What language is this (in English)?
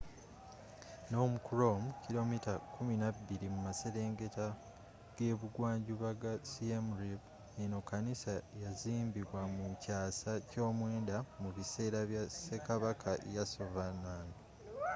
Ganda